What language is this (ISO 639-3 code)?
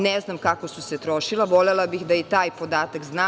srp